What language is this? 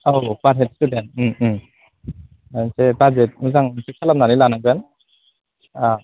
Bodo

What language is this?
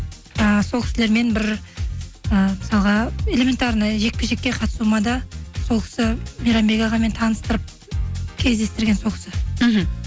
Kazakh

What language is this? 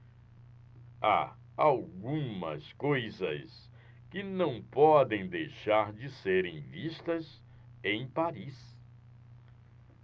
Portuguese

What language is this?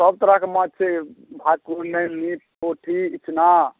Maithili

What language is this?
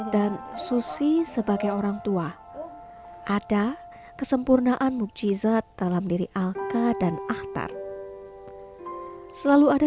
Indonesian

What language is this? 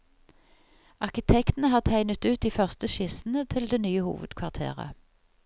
Norwegian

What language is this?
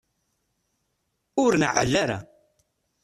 Kabyle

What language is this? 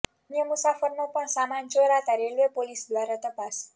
Gujarati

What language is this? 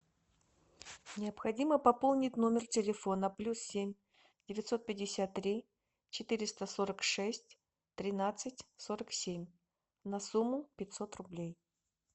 Russian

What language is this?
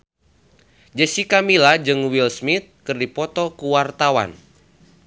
Sundanese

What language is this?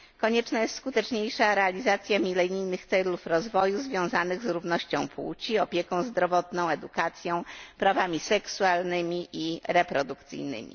Polish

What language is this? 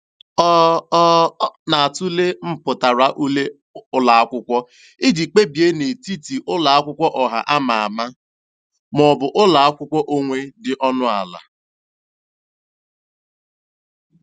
Igbo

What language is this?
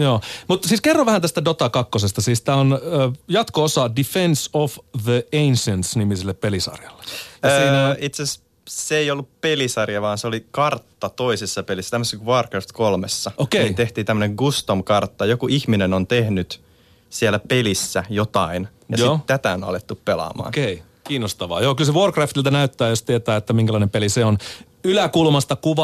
Finnish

